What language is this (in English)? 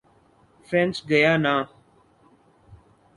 Urdu